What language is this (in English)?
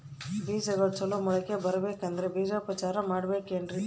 Kannada